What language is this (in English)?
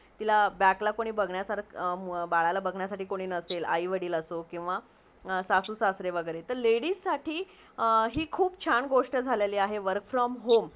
Marathi